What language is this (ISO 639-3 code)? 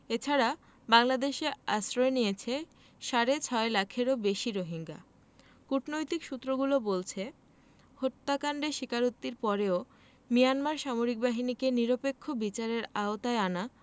ben